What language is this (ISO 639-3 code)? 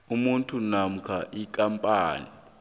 nbl